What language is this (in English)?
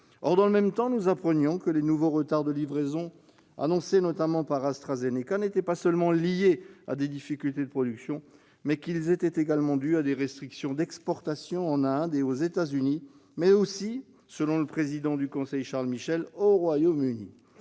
French